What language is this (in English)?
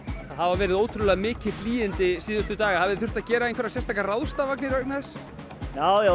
Icelandic